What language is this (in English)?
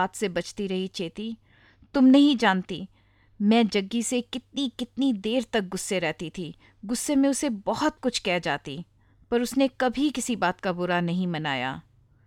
Hindi